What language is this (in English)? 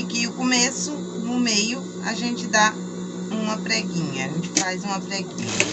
Portuguese